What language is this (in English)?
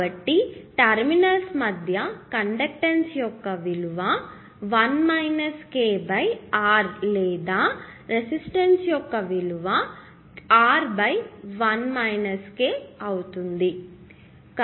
Telugu